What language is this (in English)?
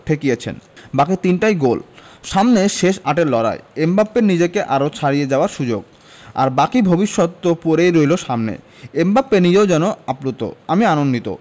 Bangla